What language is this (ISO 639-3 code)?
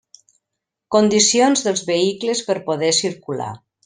cat